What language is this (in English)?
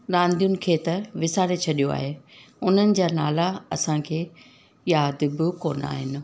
Sindhi